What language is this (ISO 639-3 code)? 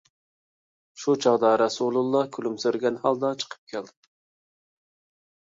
uig